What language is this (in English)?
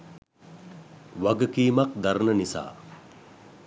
Sinhala